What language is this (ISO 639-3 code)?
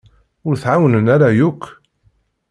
kab